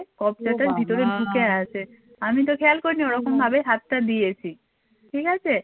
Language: Bangla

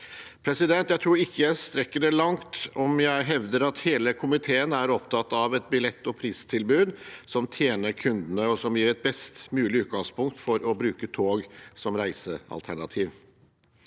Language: Norwegian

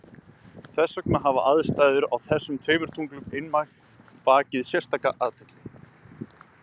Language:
Icelandic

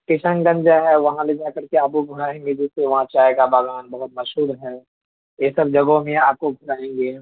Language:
Urdu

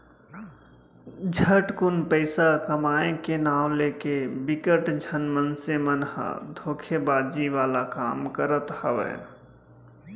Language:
Chhattisgarhi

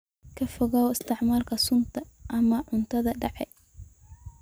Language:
Somali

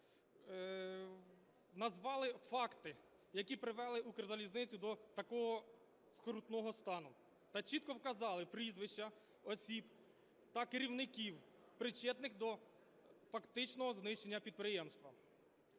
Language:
Ukrainian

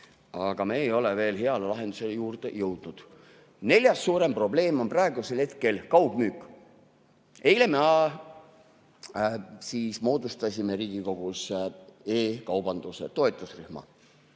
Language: Estonian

